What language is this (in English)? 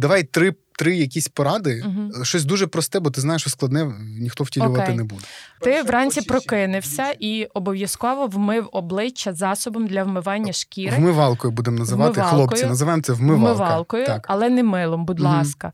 Ukrainian